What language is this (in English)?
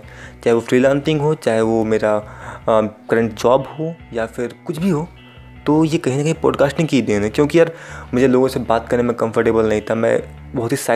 Hindi